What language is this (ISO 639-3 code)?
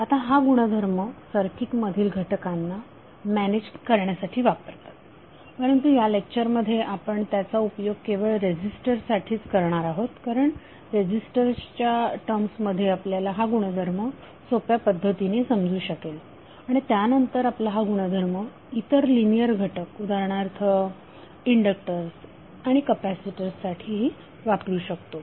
mar